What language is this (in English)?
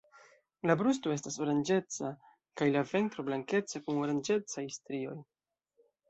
Esperanto